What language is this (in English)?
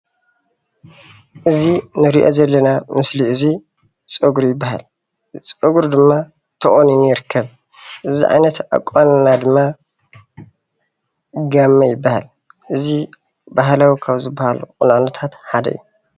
Tigrinya